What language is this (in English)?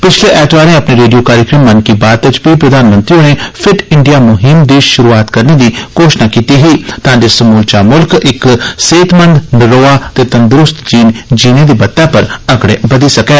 Dogri